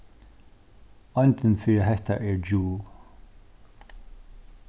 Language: Faroese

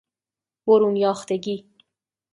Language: Persian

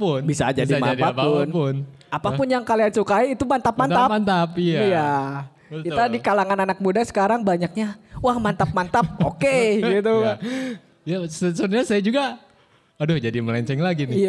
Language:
Indonesian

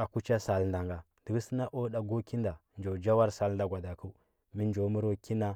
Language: Huba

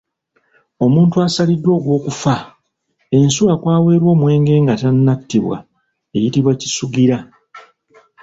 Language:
Ganda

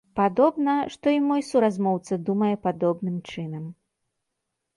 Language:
Belarusian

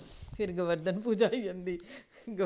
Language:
Dogri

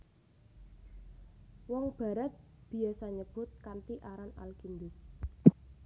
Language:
Javanese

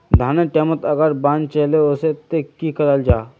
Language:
Magahi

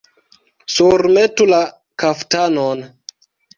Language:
Esperanto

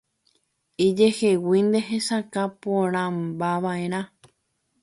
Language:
Guarani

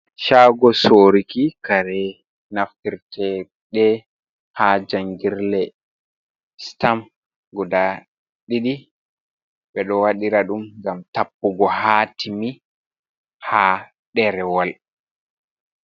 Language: Fula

